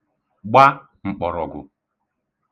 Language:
Igbo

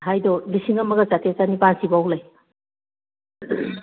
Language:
Manipuri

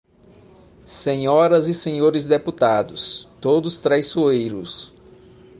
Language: Portuguese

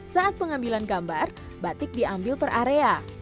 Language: Indonesian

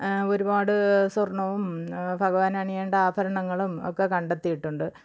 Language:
Malayalam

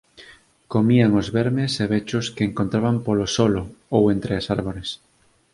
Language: Galician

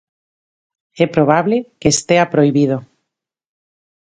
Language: Galician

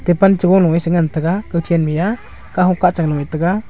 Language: Wancho Naga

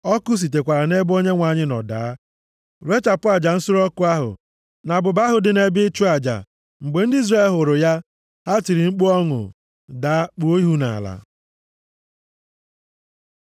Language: Igbo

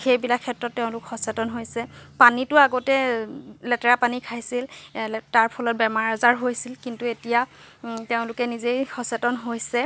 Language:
Assamese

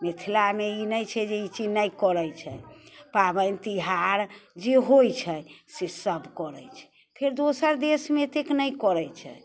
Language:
Maithili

